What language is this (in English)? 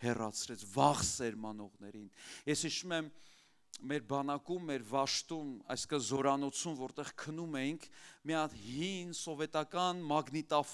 Turkish